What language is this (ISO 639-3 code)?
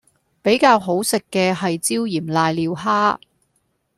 yue